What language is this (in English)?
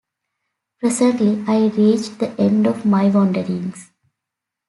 English